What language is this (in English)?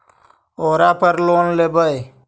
Magahi